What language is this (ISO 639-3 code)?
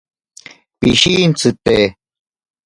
prq